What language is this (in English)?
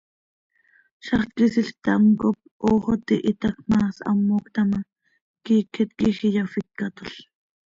Seri